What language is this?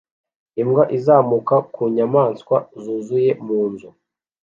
Kinyarwanda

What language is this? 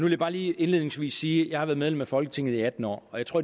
Danish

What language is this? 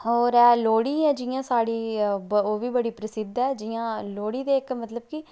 Dogri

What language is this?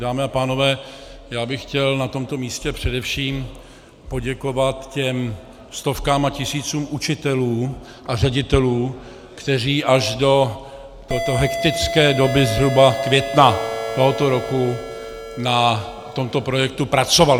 Czech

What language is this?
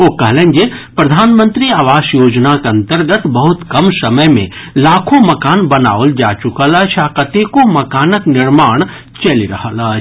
Maithili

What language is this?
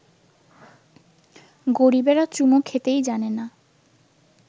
Bangla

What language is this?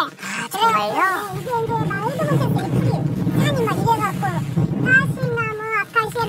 Korean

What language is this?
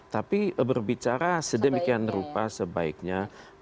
Indonesian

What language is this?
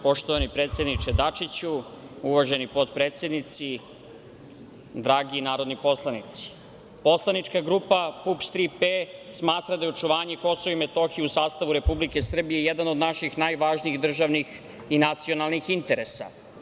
Serbian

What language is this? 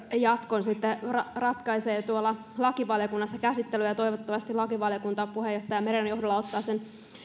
Finnish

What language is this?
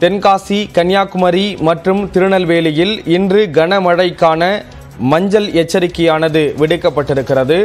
Tamil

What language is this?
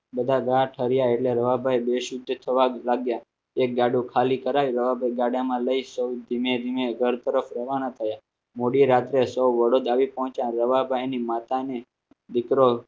Gujarati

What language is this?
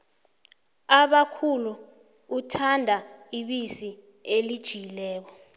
South Ndebele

